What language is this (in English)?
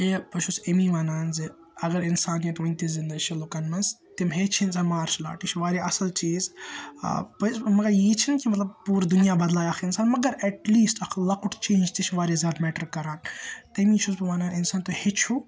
Kashmiri